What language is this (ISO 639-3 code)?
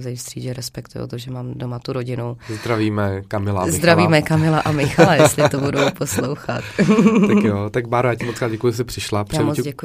ces